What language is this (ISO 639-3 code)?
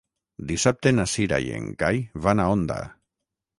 cat